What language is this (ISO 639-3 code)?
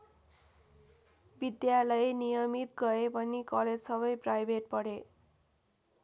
nep